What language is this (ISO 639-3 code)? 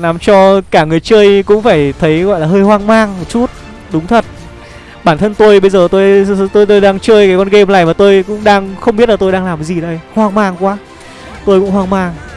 vie